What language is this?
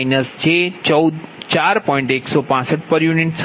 Gujarati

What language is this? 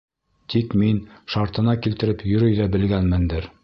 Bashkir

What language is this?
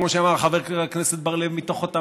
Hebrew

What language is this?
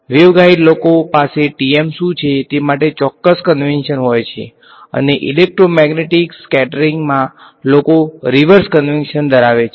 Gujarati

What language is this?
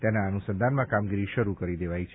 Gujarati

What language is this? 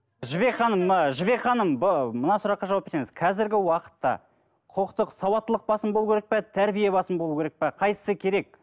Kazakh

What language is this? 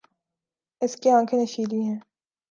Urdu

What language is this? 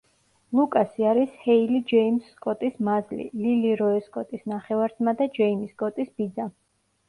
Georgian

